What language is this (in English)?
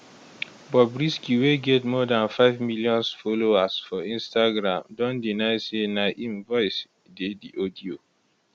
Nigerian Pidgin